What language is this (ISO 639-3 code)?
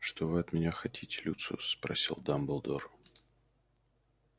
rus